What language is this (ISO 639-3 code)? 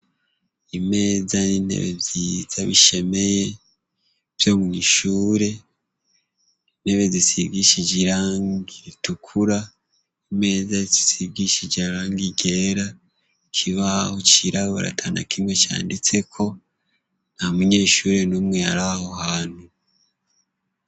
run